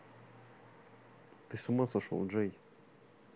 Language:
Russian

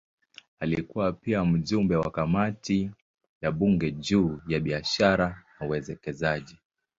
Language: Swahili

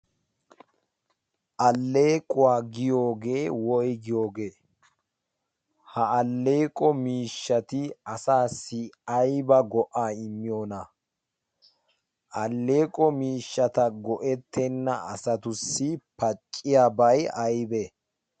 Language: Wolaytta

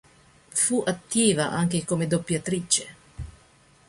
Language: Italian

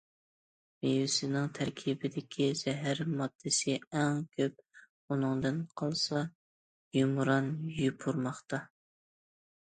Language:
Uyghur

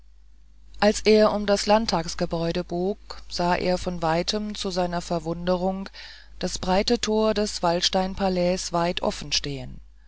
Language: German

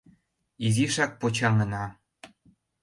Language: Mari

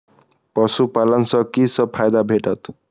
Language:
Maithili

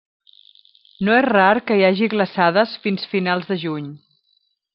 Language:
Catalan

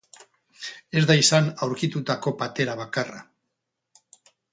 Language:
Basque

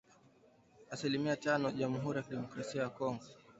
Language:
Swahili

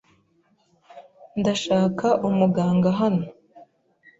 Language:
Kinyarwanda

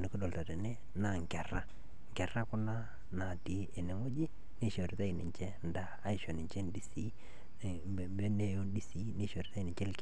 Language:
Masai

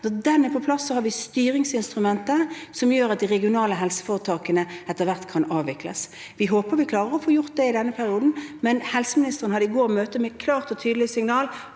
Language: Norwegian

